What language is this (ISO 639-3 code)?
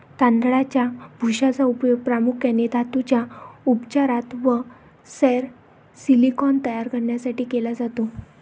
mar